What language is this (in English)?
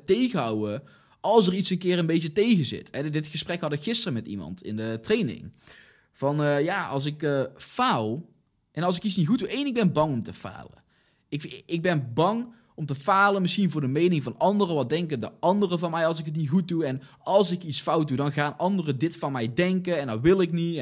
Dutch